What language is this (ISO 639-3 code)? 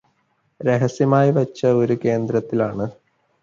mal